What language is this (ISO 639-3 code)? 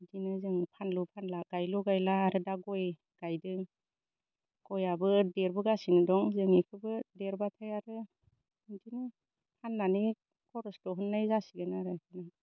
brx